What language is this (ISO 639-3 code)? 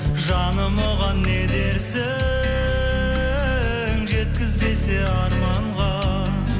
kaz